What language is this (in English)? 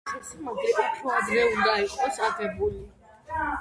Georgian